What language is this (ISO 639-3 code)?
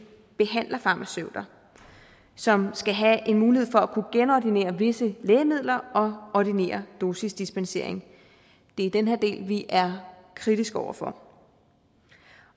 dan